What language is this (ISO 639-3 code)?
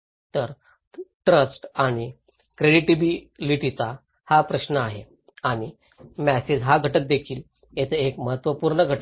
mar